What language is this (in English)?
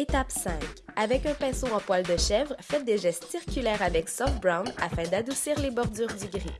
French